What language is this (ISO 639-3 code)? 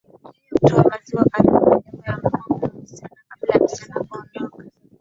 swa